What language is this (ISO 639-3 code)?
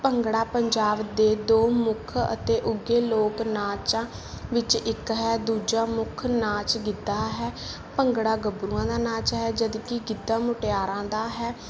pan